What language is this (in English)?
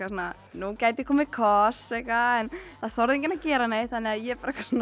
Icelandic